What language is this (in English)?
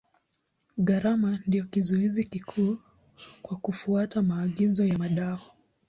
Swahili